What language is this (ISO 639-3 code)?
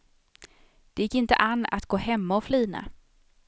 swe